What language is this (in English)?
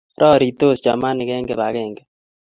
Kalenjin